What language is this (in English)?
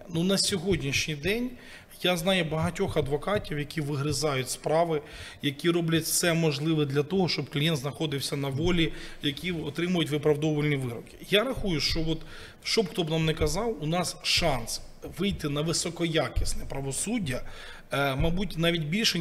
Ukrainian